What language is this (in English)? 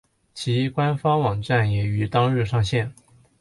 Chinese